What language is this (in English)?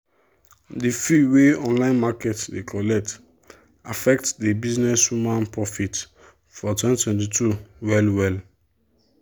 Nigerian Pidgin